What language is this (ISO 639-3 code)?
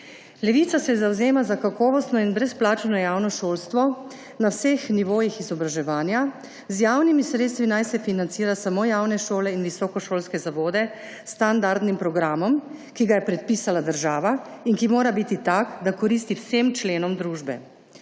slv